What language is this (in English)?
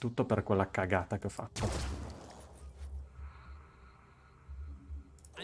Italian